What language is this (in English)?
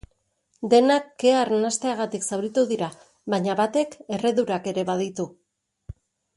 Basque